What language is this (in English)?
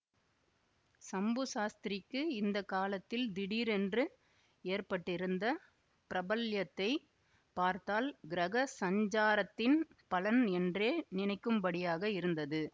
Tamil